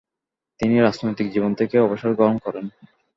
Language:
Bangla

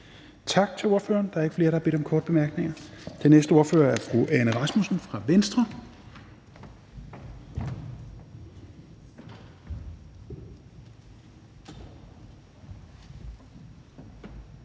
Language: Danish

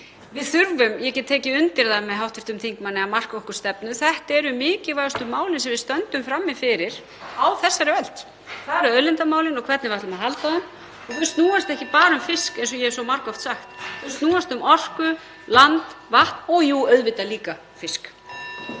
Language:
Icelandic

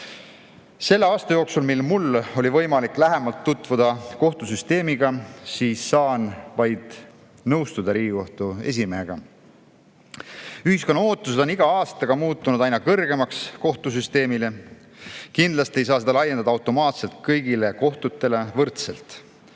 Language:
Estonian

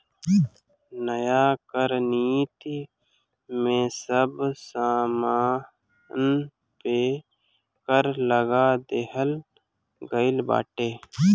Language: Bhojpuri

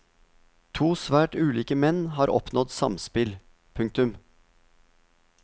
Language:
Norwegian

